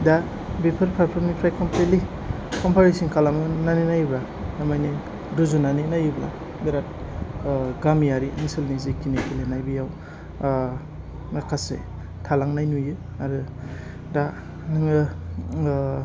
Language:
Bodo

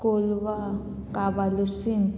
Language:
Konkani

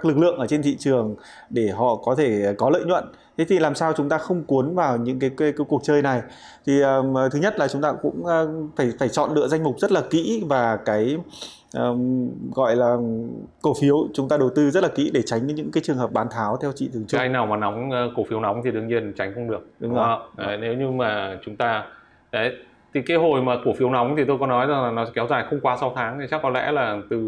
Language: Vietnamese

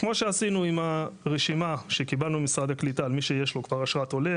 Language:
Hebrew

